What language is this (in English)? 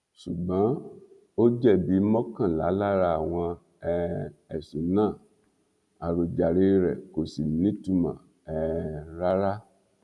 Yoruba